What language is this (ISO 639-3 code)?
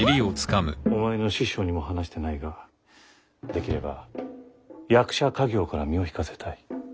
jpn